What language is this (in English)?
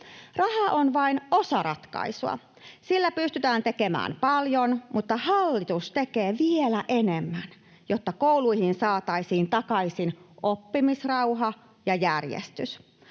Finnish